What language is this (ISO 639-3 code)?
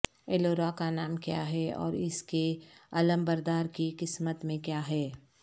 urd